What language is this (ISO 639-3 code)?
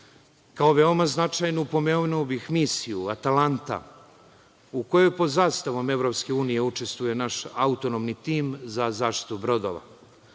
srp